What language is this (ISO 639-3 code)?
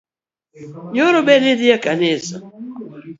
luo